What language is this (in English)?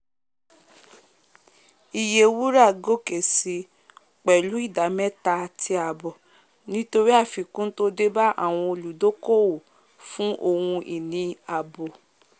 Yoruba